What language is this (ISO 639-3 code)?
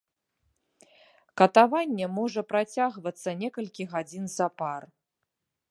bel